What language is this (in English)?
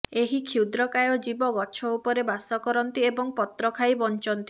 Odia